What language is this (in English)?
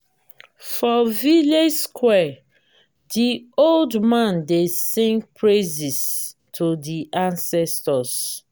Nigerian Pidgin